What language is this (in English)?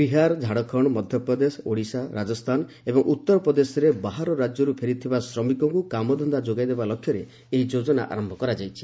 Odia